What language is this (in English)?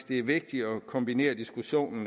Danish